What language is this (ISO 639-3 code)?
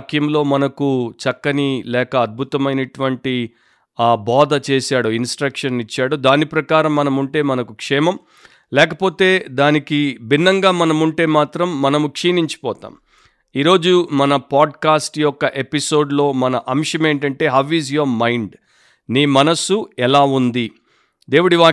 tel